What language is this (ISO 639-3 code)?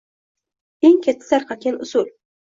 uzb